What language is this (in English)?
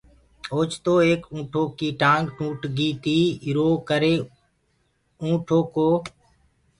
Gurgula